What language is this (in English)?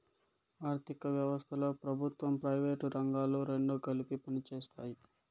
Telugu